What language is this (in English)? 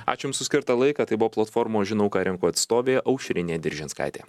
Lithuanian